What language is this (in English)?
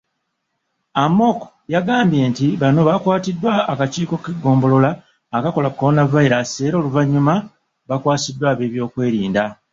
Ganda